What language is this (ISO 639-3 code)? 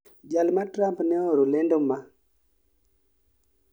luo